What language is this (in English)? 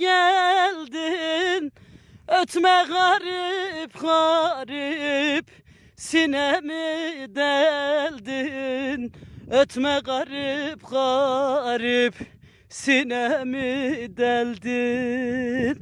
Turkish